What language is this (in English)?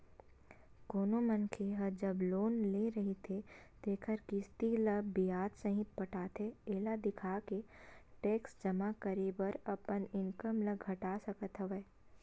Chhattisgarhi